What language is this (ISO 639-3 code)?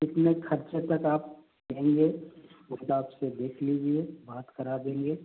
hin